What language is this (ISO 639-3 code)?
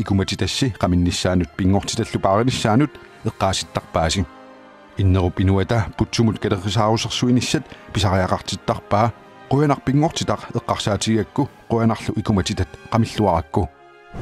nld